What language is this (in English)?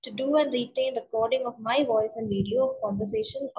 Malayalam